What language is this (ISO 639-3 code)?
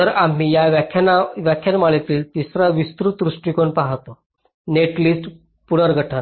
mar